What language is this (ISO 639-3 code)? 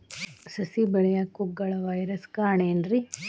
kan